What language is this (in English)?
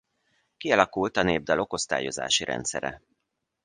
Hungarian